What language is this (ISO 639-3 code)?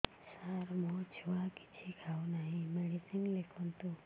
ori